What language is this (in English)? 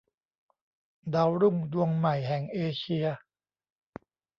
Thai